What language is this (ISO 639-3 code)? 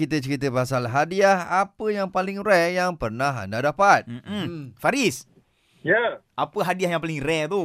msa